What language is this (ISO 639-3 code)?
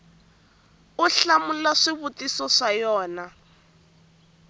tso